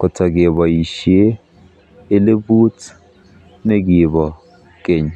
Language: Kalenjin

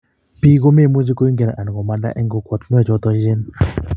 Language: Kalenjin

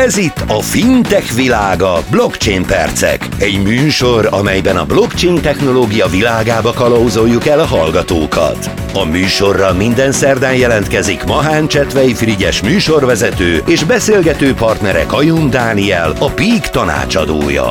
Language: Hungarian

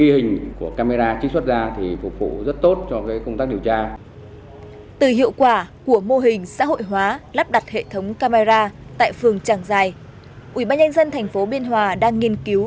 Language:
Vietnamese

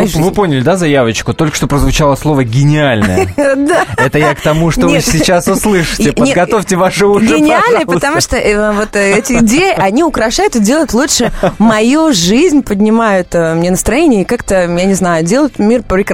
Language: Russian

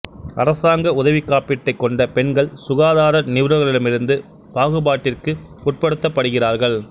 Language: Tamil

